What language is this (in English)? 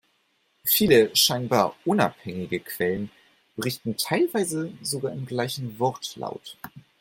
German